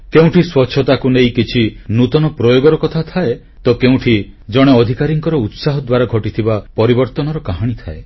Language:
Odia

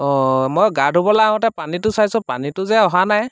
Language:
Assamese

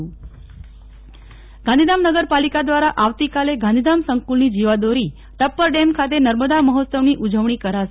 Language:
Gujarati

